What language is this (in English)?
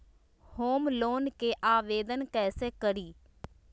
Magahi